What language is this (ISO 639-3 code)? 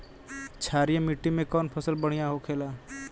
bho